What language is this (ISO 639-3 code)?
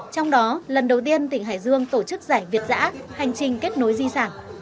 vie